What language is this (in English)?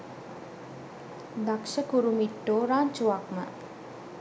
Sinhala